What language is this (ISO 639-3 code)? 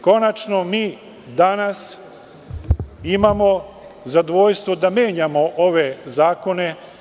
srp